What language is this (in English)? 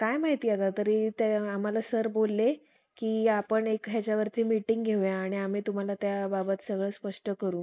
Marathi